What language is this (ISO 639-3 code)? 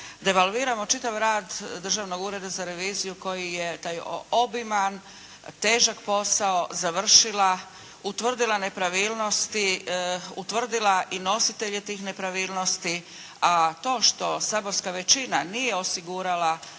hrv